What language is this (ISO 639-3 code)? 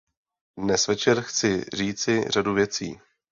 ces